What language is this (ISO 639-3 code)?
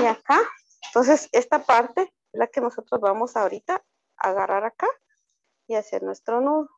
spa